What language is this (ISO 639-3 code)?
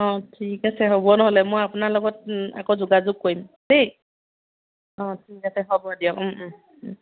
asm